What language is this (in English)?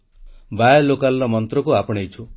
Odia